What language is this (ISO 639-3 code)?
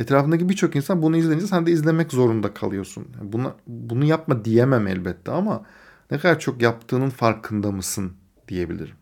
tur